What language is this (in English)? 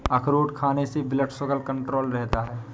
Hindi